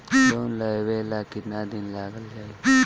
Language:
Bhojpuri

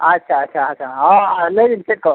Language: Santali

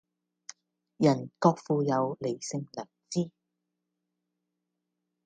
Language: Cantonese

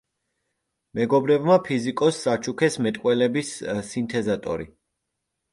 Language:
Georgian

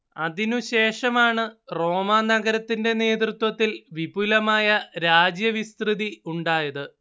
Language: Malayalam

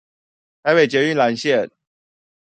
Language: Chinese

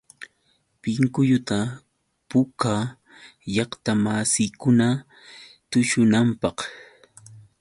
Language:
Yauyos Quechua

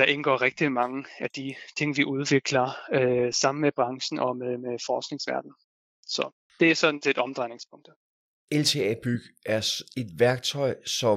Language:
Danish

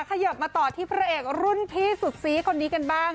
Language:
Thai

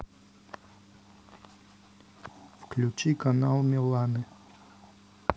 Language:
Russian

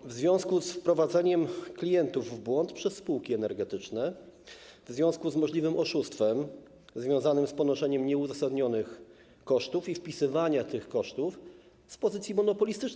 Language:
Polish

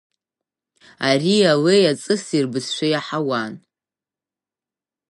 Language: Abkhazian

